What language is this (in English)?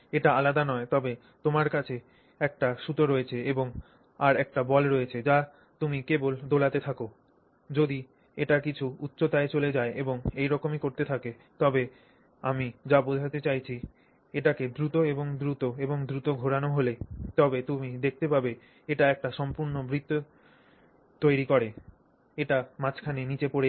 Bangla